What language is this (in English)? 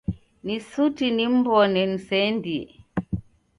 Taita